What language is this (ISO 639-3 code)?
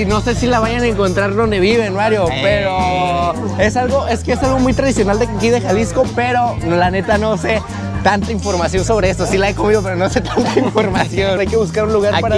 spa